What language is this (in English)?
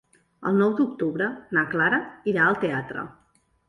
Catalan